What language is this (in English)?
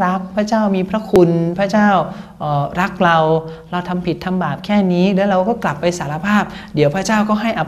Thai